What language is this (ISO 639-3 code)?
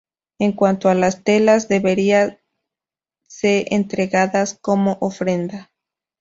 spa